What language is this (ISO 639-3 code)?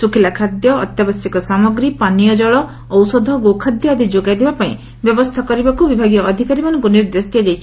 ori